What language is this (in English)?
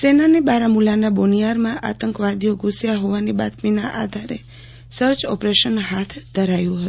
Gujarati